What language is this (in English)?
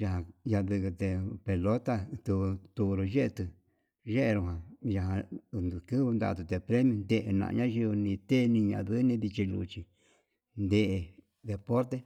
Yutanduchi Mixtec